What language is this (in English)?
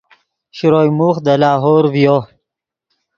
Yidgha